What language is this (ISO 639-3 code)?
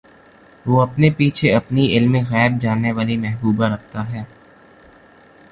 urd